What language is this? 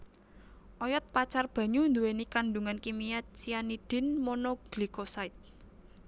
Javanese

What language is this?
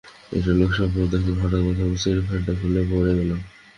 Bangla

